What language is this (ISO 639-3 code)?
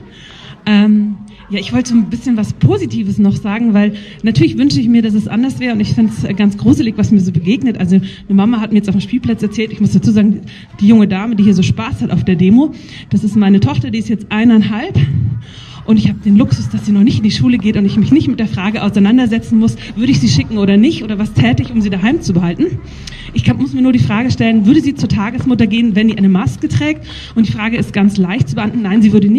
deu